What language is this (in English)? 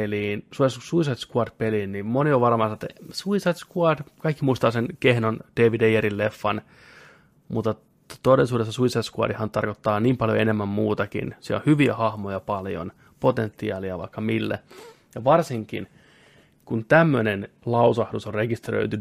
Finnish